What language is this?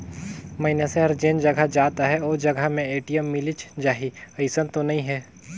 Chhattisgarhi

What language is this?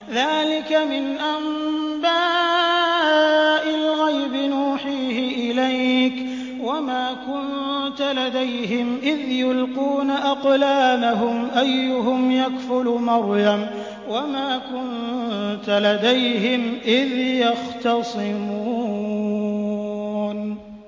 Arabic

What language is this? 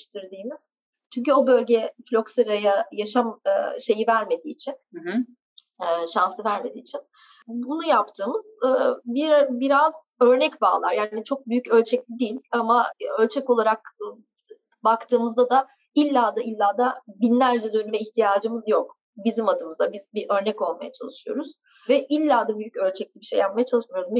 Turkish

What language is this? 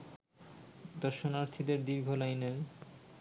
Bangla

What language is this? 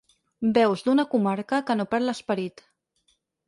Catalan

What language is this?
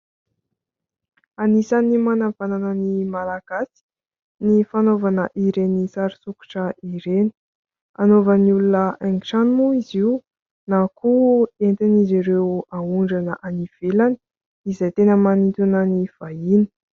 Malagasy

